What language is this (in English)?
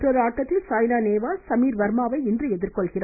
Tamil